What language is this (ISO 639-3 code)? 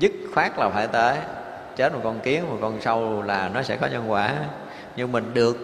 vie